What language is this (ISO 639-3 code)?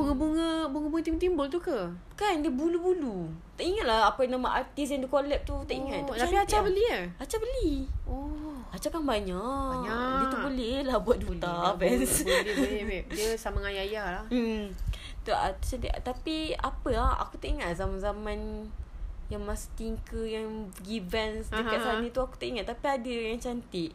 msa